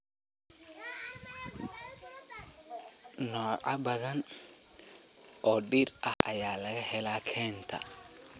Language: Somali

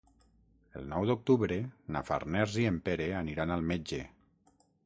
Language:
Catalan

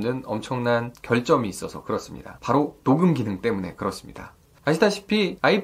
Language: Korean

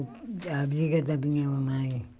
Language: Portuguese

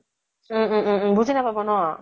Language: Assamese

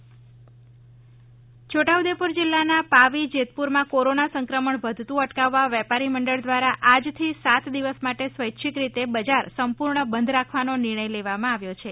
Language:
Gujarati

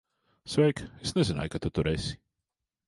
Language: Latvian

